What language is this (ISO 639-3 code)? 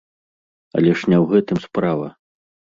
bel